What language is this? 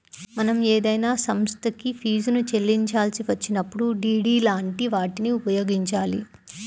Telugu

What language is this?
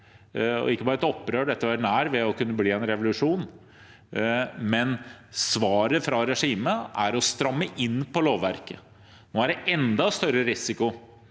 Norwegian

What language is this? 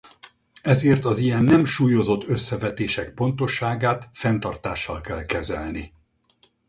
Hungarian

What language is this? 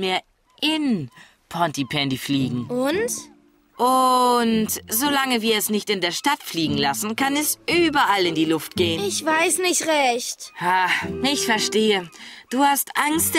German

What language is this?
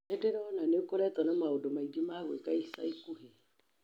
Kikuyu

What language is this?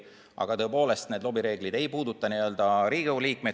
Estonian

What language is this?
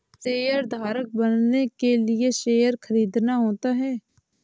Hindi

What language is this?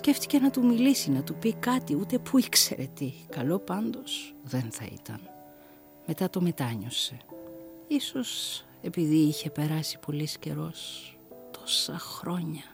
Greek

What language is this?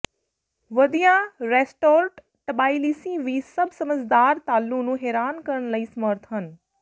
Punjabi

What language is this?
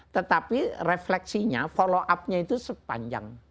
Indonesian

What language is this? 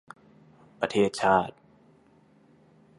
Thai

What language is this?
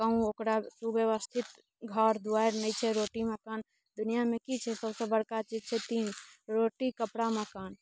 Maithili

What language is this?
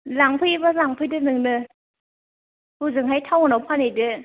Bodo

